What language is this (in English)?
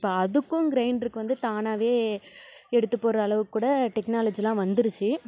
Tamil